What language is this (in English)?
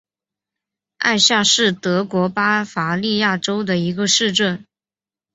Chinese